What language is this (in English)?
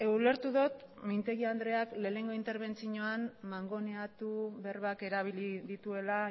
Basque